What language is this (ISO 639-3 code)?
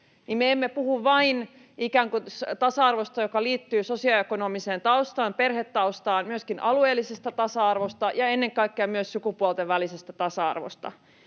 fin